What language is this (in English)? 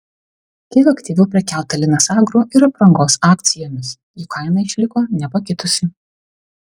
Lithuanian